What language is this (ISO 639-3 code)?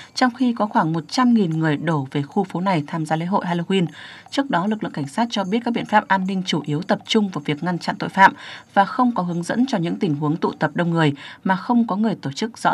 vie